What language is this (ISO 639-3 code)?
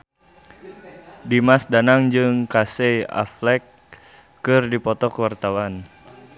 sun